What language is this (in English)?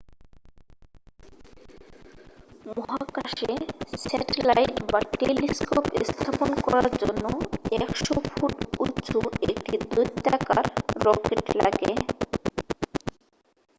Bangla